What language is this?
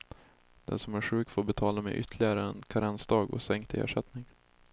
Swedish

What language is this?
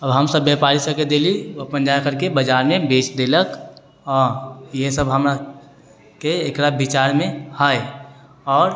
Maithili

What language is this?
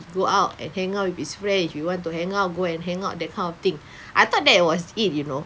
English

